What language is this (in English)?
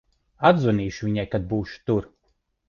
Latvian